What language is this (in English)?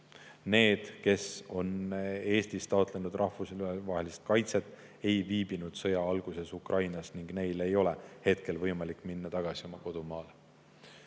Estonian